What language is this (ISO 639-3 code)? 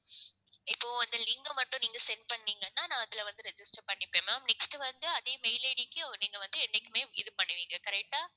tam